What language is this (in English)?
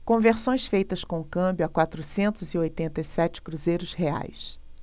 Portuguese